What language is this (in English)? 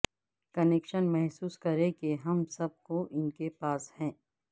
Urdu